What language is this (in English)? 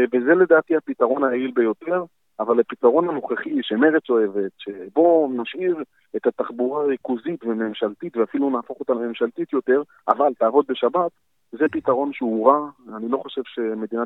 Hebrew